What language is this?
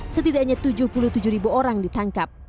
Indonesian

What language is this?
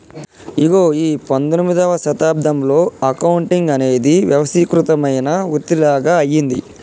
Telugu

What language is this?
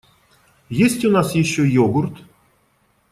Russian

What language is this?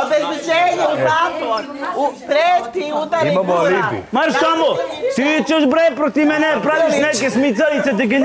Romanian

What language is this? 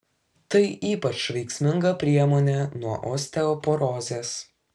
Lithuanian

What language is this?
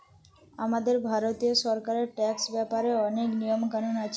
Bangla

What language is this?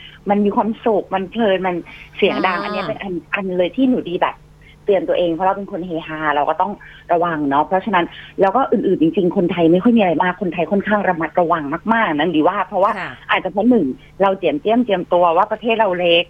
Thai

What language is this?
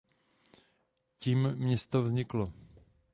Czech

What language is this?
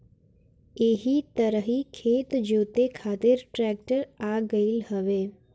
Bhojpuri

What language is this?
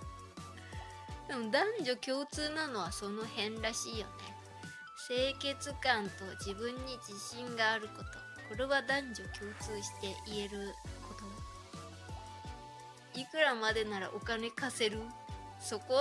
Japanese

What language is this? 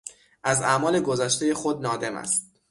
Persian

